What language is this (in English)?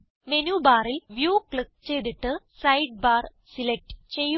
Malayalam